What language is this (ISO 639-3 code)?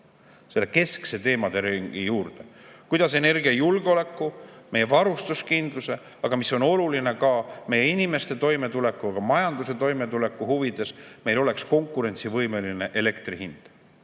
est